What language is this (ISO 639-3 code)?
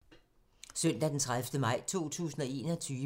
dan